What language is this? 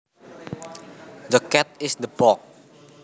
Javanese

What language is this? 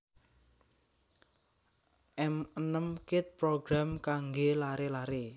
Javanese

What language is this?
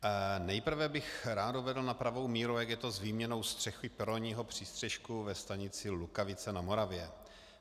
Czech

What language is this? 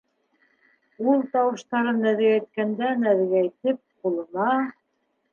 Bashkir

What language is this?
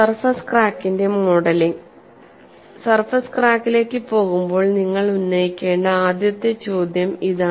Malayalam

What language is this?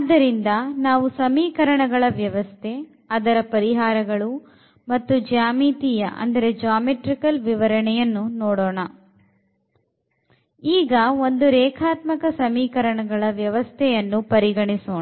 Kannada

